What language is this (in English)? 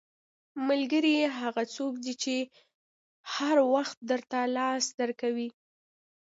Pashto